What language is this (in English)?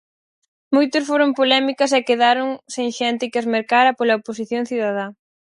Galician